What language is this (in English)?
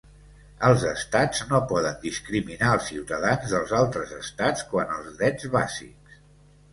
Catalan